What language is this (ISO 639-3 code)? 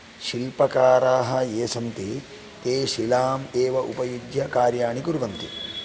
san